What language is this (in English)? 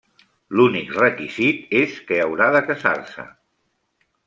Catalan